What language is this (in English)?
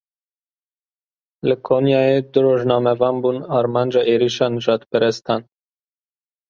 Kurdish